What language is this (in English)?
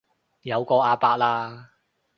Cantonese